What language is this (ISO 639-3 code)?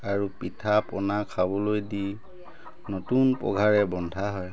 asm